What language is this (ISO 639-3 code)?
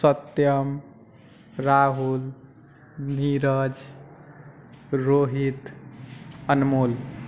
mai